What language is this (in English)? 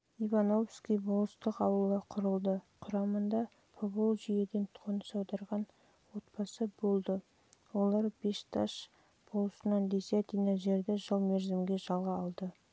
Kazakh